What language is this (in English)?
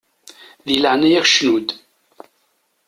Kabyle